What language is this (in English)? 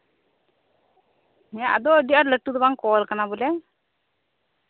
Santali